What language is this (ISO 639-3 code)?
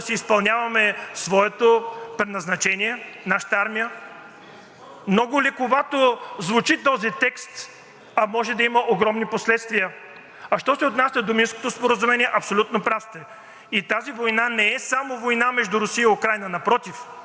bul